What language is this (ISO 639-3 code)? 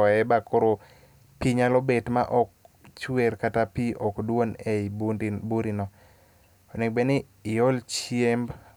luo